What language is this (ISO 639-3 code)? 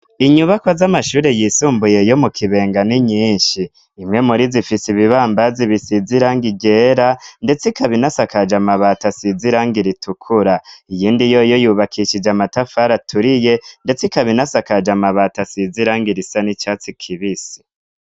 run